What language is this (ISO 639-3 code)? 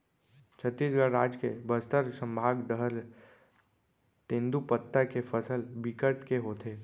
hne